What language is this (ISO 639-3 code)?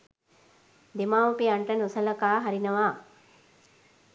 sin